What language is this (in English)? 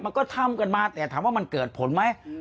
Thai